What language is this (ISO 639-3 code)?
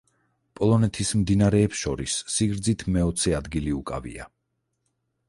kat